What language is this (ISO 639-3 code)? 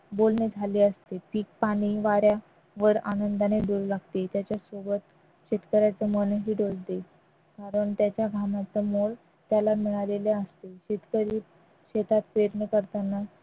mar